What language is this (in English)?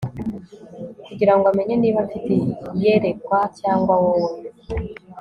Kinyarwanda